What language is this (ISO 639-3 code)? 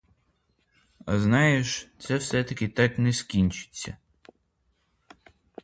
ukr